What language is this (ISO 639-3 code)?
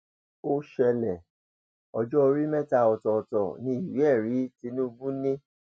yor